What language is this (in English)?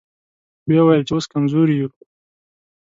Pashto